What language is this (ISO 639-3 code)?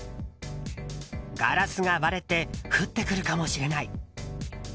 jpn